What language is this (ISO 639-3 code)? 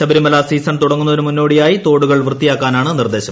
mal